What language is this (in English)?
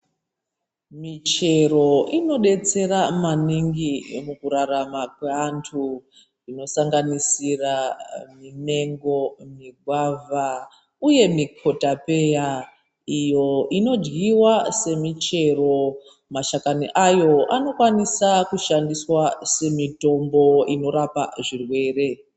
Ndau